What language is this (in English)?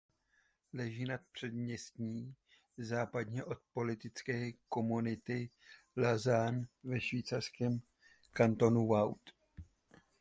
Czech